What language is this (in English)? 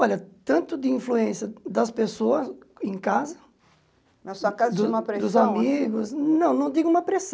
Portuguese